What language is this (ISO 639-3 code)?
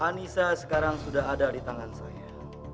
ind